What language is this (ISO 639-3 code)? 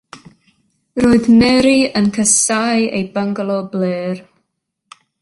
cym